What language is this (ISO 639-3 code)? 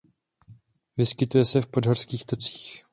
ces